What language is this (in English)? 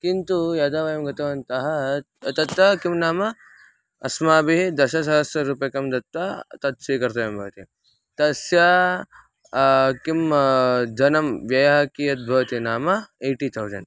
Sanskrit